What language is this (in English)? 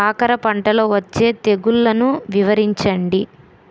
Telugu